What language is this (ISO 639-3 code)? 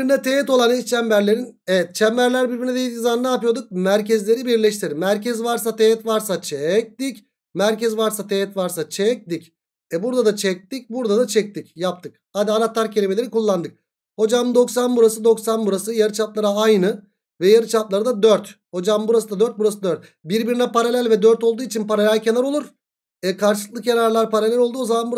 tur